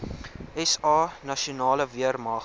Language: Afrikaans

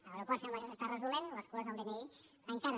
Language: Catalan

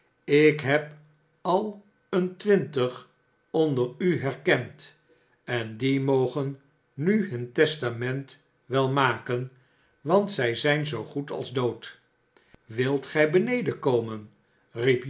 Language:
Dutch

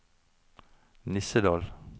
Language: Norwegian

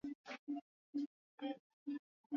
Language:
Swahili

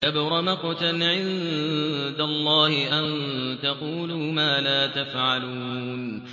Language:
Arabic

